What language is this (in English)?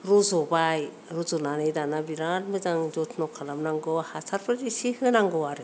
Bodo